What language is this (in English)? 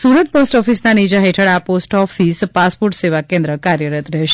Gujarati